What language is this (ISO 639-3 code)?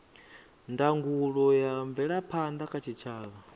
ven